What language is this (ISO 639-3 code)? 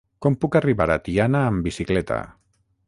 cat